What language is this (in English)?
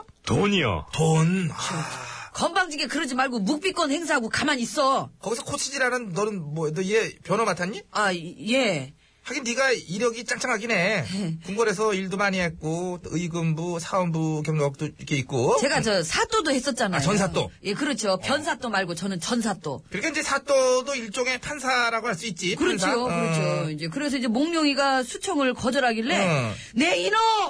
Korean